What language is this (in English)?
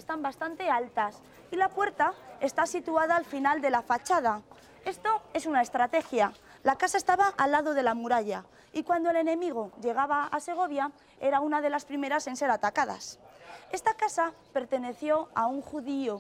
Spanish